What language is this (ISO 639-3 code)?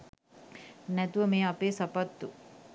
sin